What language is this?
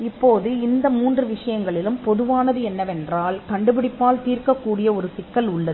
Tamil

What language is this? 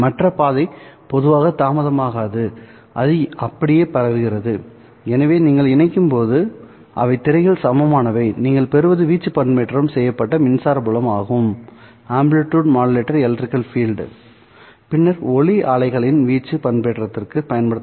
Tamil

